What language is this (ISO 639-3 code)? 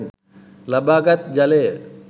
sin